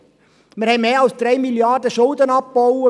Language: Swiss German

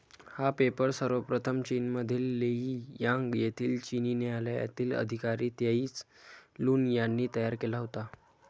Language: Marathi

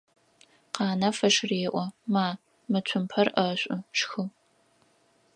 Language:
Adyghe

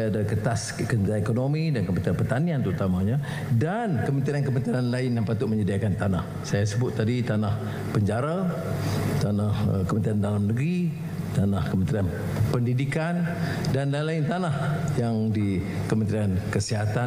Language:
Malay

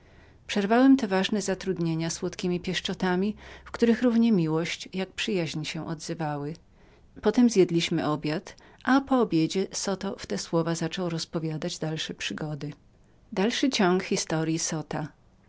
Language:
Polish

